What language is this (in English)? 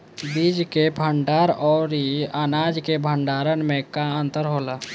Bhojpuri